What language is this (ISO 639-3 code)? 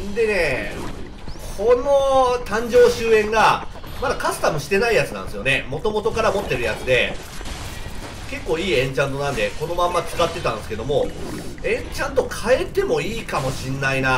jpn